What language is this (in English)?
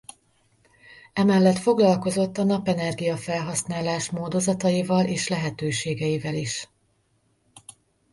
Hungarian